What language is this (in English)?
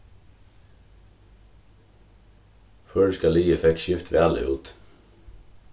Faroese